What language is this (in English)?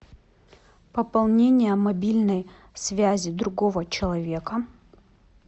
Russian